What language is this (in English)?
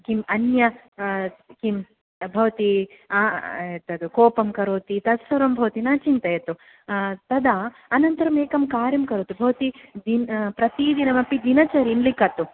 Sanskrit